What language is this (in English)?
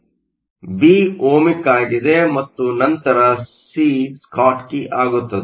Kannada